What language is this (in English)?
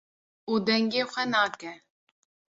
Kurdish